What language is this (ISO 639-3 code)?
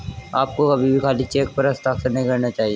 hin